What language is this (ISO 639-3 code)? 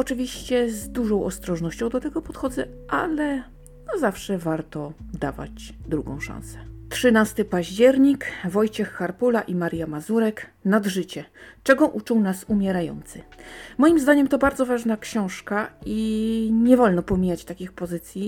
pol